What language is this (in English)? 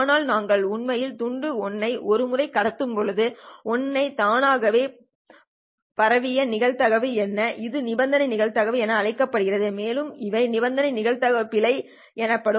Tamil